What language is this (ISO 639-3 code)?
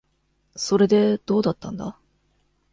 jpn